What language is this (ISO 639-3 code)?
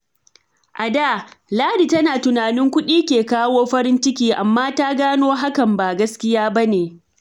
hau